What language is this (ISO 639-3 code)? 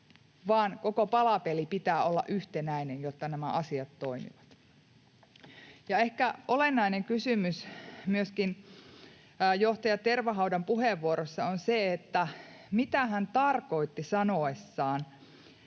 fin